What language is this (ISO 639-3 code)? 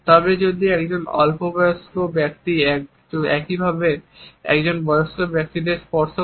ben